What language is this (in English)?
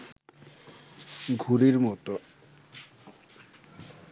Bangla